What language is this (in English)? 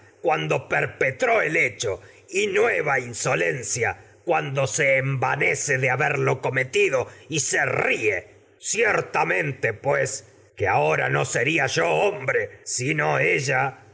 Spanish